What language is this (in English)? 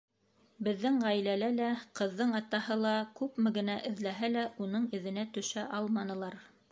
Bashkir